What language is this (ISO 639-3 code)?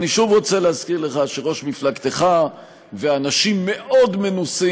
heb